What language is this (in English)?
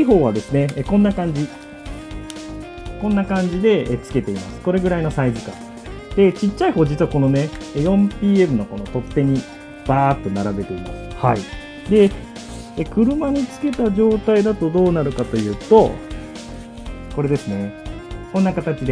Japanese